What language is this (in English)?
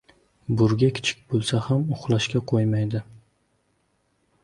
Uzbek